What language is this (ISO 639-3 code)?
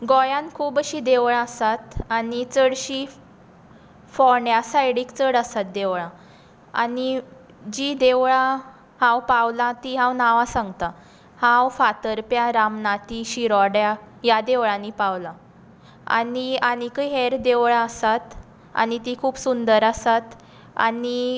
kok